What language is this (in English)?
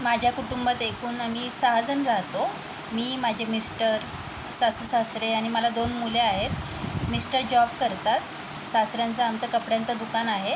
Marathi